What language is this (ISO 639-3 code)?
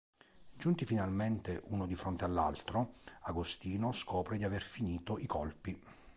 ita